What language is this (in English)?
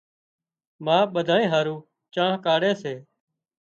Wadiyara Koli